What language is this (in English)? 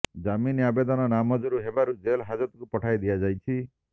Odia